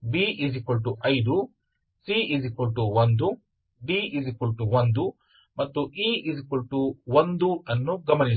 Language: Kannada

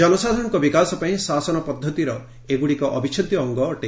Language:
Odia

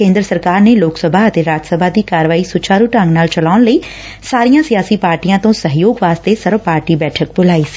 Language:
Punjabi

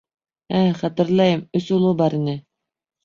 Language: Bashkir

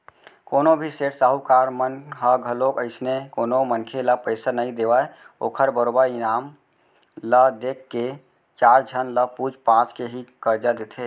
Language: Chhattisgarhi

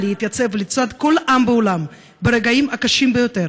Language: Hebrew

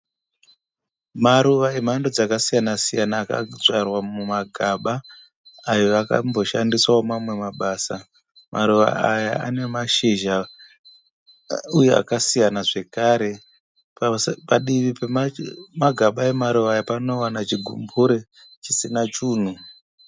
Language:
Shona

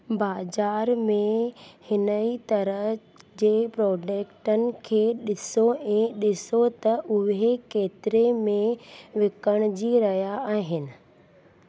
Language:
Sindhi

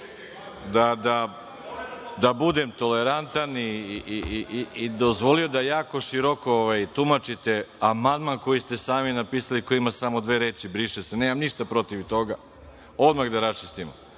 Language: Serbian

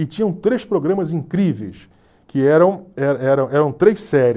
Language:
Portuguese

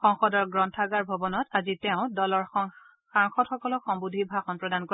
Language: Assamese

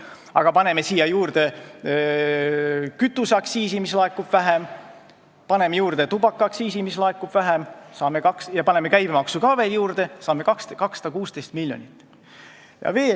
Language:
Estonian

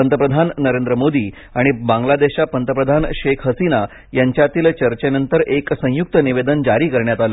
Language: Marathi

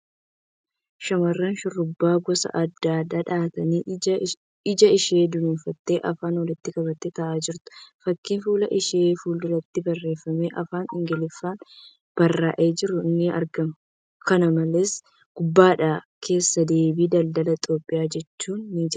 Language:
Oromo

